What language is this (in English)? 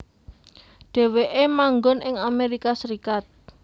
Javanese